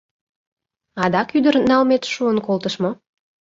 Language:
Mari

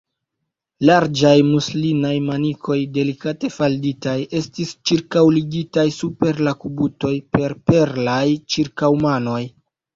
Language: Esperanto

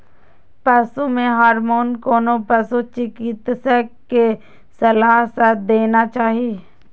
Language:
Maithili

